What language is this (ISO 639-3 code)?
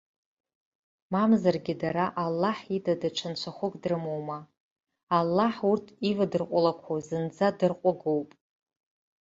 abk